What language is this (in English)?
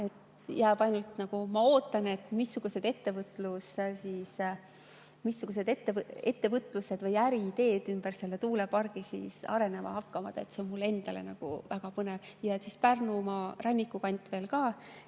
Estonian